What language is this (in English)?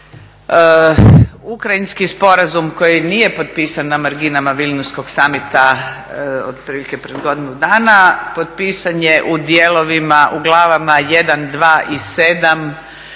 Croatian